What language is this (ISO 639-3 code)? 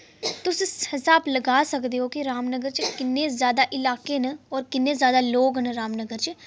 doi